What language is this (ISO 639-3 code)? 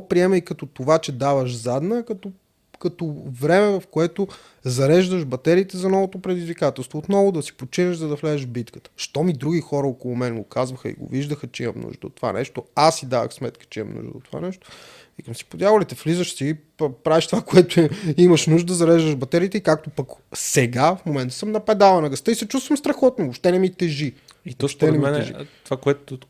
bul